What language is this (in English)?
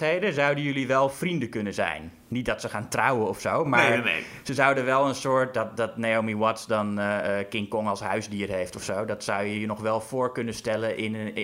Dutch